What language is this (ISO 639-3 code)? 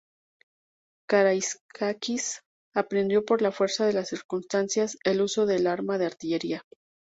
spa